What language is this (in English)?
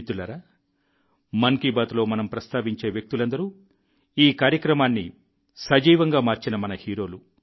Telugu